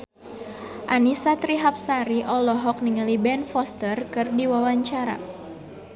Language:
Sundanese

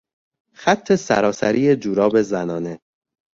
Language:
Persian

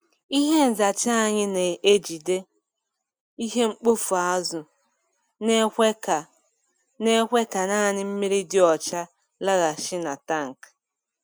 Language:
Igbo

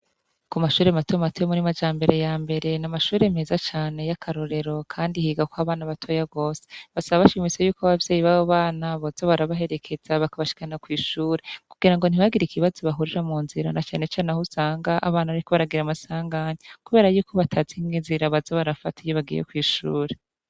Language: Rundi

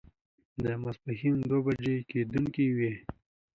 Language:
Pashto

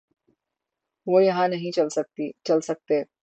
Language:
Urdu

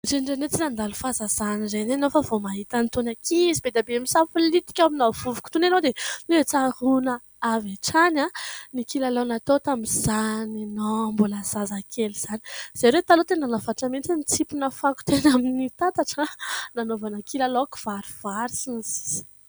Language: Malagasy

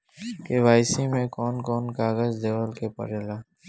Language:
Bhojpuri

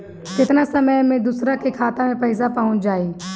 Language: Bhojpuri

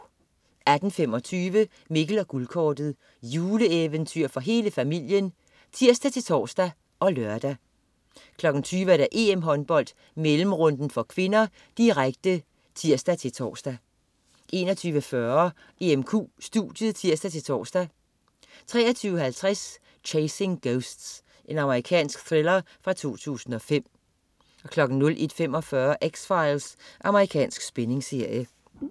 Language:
Danish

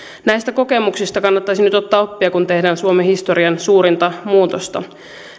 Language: Finnish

